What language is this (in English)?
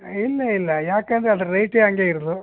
Kannada